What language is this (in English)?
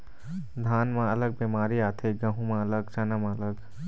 Chhattisgarhi